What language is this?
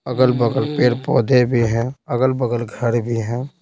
Hindi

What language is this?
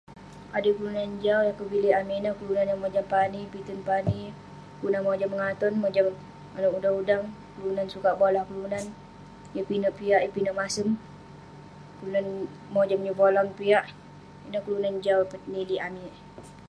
Western Penan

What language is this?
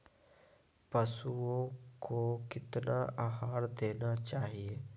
Magahi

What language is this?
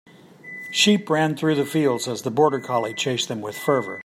English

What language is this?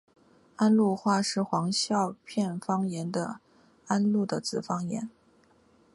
Chinese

